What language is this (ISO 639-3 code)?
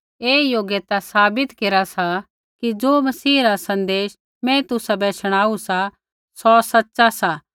kfx